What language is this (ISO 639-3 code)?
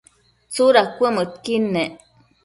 mcf